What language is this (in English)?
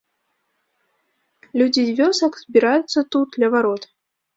Belarusian